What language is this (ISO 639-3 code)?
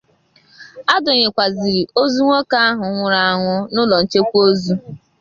ibo